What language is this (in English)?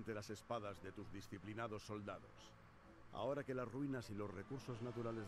Spanish